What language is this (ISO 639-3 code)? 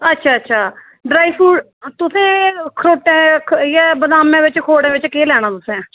doi